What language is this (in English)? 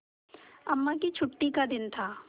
Hindi